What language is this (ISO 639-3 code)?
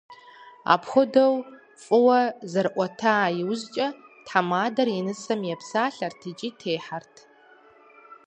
kbd